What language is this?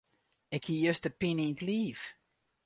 Western Frisian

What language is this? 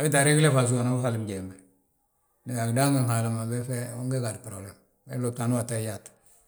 Balanta-Ganja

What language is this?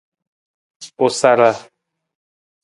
Nawdm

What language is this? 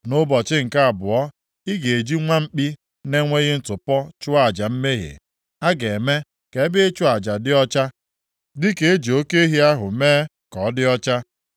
Igbo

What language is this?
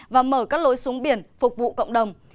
Vietnamese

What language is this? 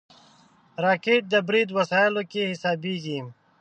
Pashto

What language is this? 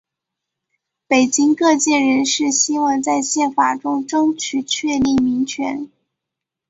Chinese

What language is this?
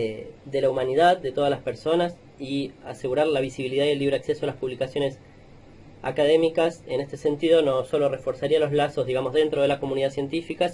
Spanish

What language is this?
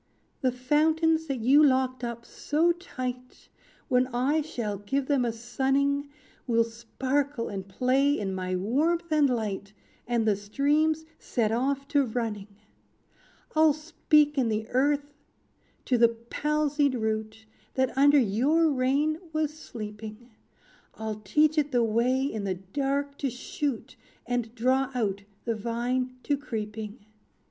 English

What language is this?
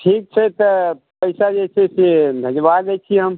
Maithili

